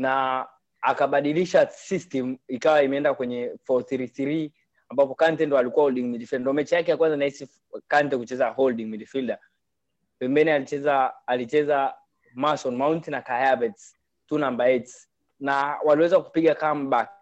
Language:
Swahili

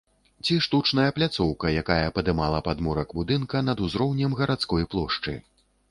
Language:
Belarusian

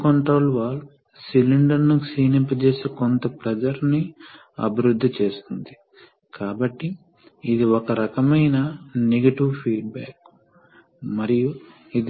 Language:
Telugu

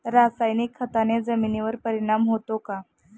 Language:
Marathi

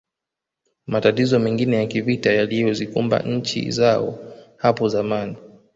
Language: Swahili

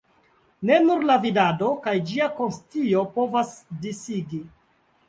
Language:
Esperanto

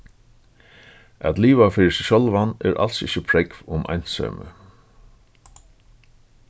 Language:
Faroese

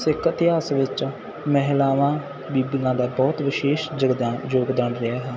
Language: Punjabi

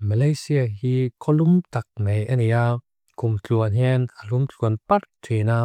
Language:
Mizo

